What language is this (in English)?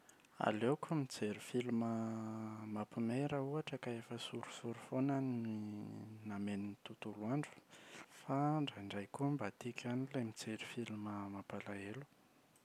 Malagasy